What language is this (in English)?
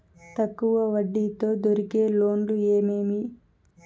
Telugu